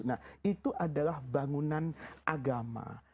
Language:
Indonesian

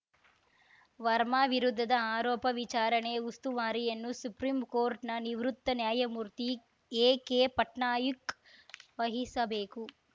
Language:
Kannada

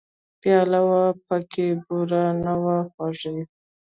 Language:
Pashto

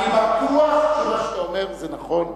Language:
Hebrew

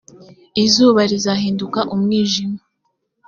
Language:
Kinyarwanda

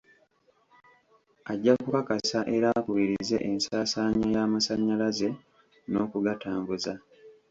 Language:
Ganda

